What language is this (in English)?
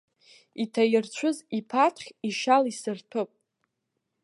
Abkhazian